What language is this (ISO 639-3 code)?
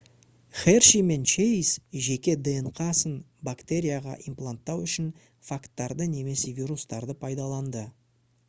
kaz